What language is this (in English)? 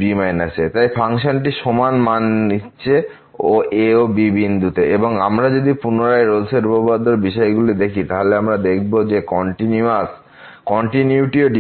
Bangla